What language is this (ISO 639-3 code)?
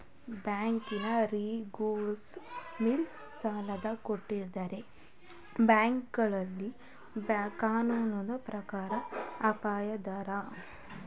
kan